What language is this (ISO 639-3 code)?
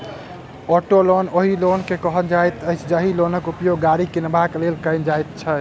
mai